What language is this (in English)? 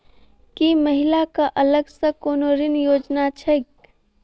Maithili